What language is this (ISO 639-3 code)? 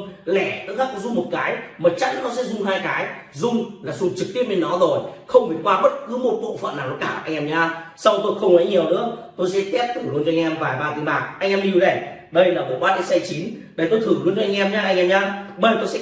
vie